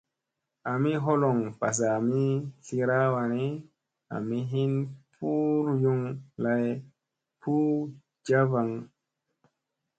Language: Musey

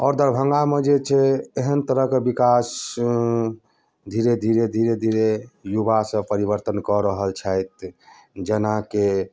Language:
Maithili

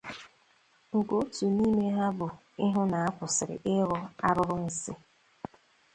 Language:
Igbo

